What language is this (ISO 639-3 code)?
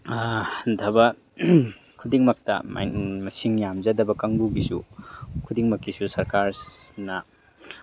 mni